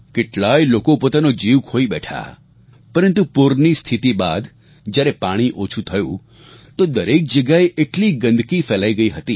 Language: Gujarati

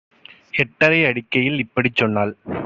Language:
Tamil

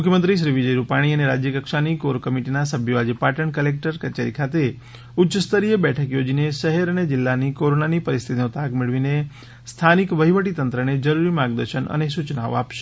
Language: Gujarati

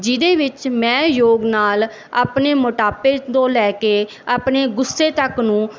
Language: Punjabi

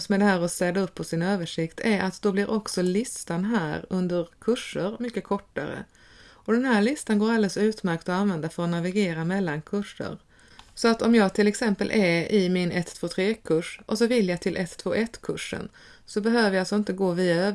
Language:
Swedish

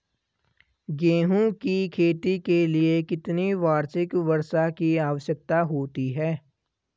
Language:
Hindi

